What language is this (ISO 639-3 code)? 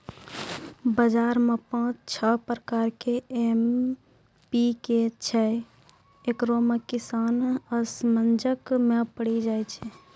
mai